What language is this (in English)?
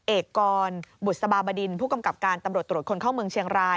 Thai